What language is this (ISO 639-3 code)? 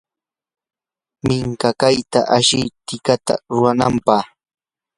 qur